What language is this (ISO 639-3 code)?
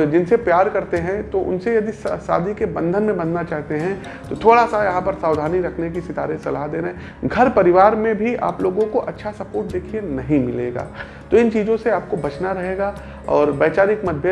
hin